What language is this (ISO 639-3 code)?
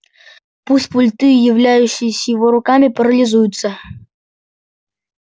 rus